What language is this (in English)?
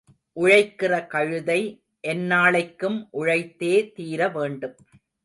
Tamil